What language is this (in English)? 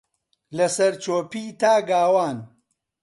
Central Kurdish